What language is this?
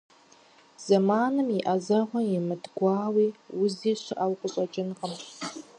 Kabardian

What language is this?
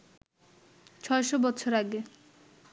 Bangla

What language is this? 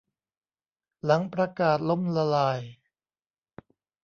Thai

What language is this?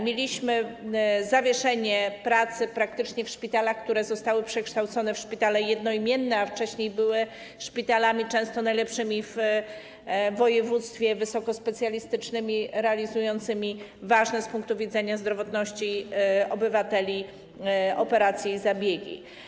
Polish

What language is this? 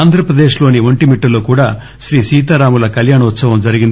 Telugu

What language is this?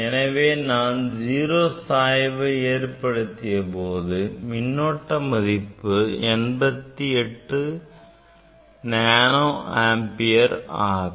Tamil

